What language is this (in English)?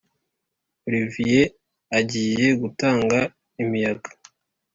Kinyarwanda